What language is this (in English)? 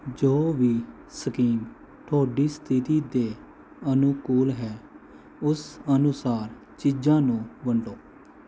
Punjabi